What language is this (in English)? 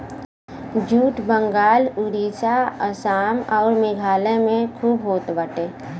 Bhojpuri